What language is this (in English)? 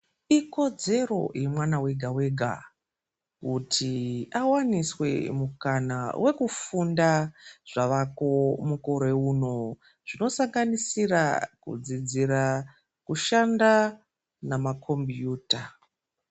Ndau